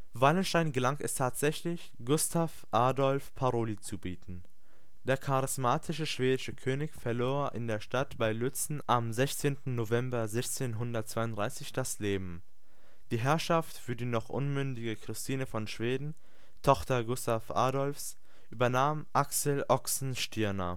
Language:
German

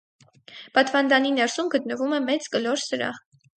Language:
Armenian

